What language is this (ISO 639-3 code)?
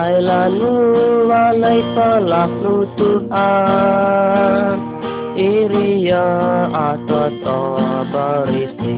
msa